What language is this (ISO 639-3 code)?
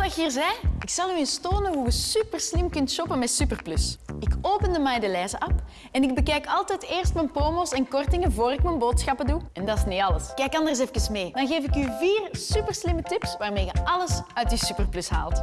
nld